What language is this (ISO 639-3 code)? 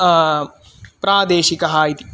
san